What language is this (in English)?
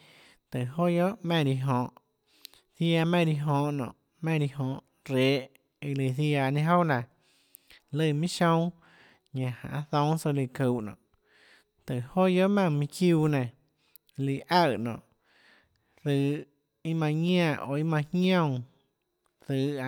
Tlacoatzintepec Chinantec